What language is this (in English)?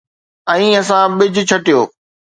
Sindhi